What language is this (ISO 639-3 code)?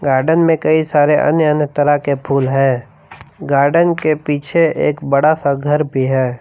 hin